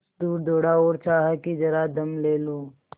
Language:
Hindi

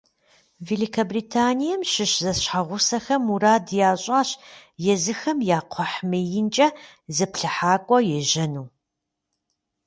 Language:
Kabardian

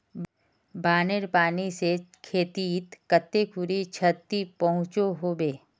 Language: Magahi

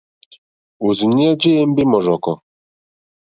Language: Mokpwe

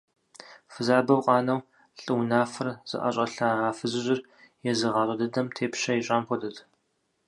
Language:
Kabardian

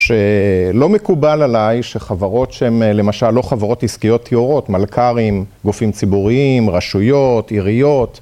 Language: Hebrew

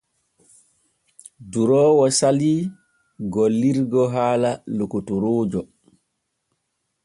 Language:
Borgu Fulfulde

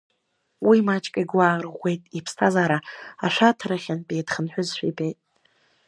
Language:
Abkhazian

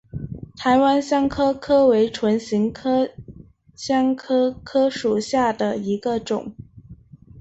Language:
Chinese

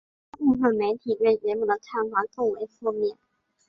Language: Chinese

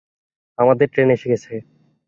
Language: Bangla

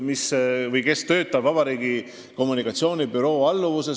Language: Estonian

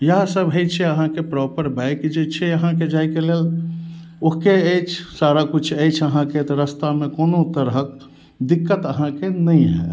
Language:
Maithili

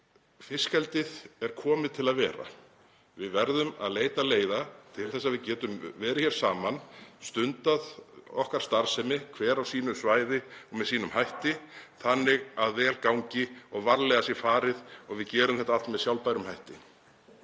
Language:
Icelandic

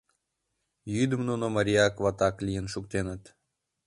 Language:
Mari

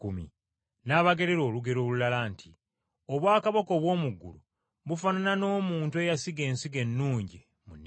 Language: Ganda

